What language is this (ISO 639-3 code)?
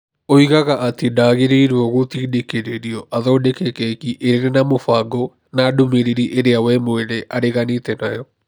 kik